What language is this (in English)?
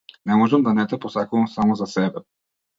Macedonian